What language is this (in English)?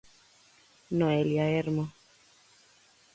Galician